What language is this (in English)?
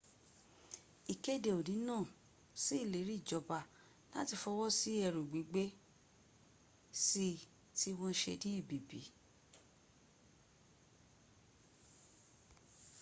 Yoruba